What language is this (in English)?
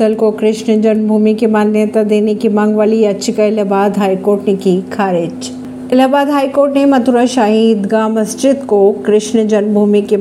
Hindi